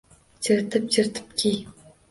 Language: Uzbek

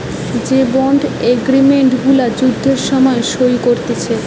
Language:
Bangla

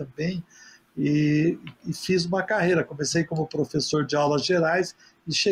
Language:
Portuguese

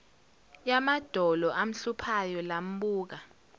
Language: Zulu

